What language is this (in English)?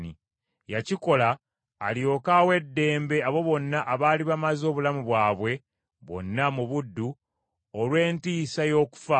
Ganda